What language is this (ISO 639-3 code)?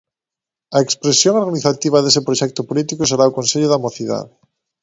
glg